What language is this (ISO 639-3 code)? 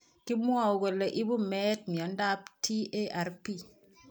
kln